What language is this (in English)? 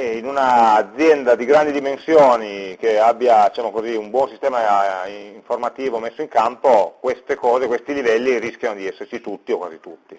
Italian